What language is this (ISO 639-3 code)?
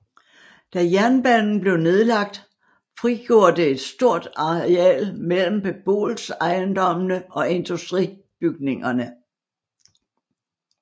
dan